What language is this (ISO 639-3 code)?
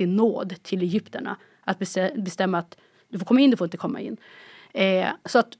swe